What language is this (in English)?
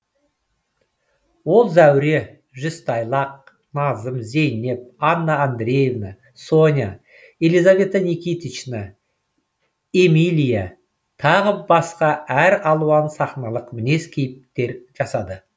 Kazakh